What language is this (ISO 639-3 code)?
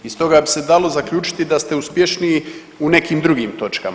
hrv